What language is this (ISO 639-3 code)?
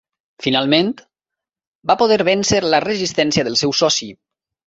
cat